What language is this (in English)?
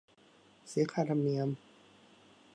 Thai